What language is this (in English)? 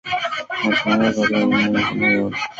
Swahili